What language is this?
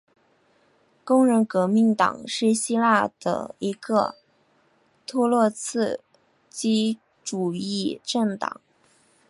Chinese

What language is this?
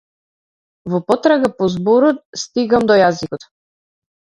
Macedonian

